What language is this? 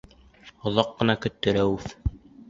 Bashkir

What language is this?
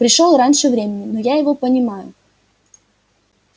Russian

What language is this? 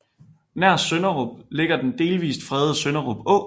Danish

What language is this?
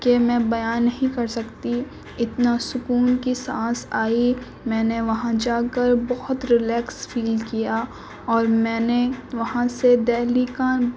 Urdu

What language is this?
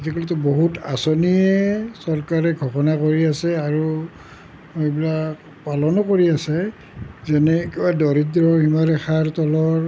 Assamese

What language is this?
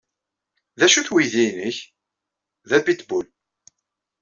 Kabyle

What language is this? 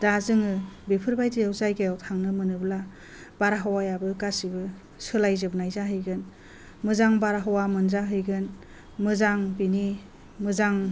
Bodo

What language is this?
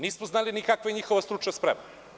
Serbian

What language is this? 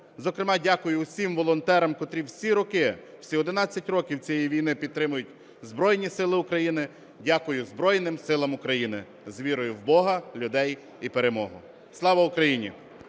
Ukrainian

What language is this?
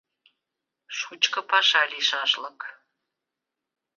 Mari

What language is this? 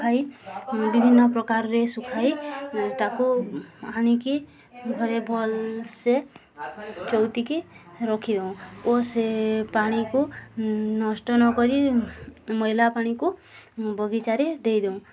Odia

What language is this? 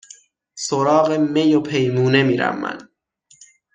Persian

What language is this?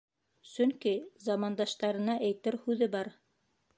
Bashkir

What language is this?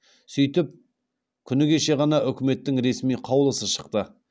Kazakh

